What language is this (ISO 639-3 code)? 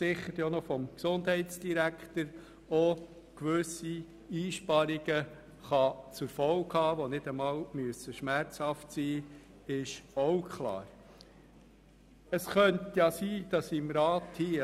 gsw